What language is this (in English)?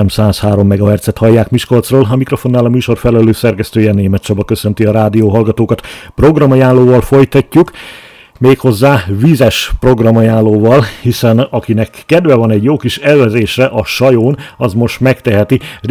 Hungarian